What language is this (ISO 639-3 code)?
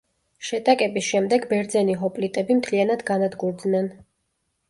kat